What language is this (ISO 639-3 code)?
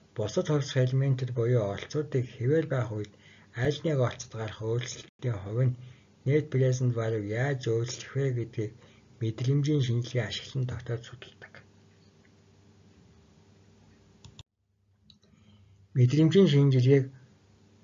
tur